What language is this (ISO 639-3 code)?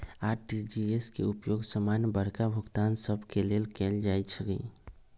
mag